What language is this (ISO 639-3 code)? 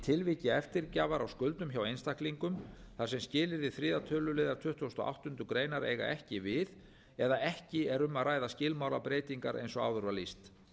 isl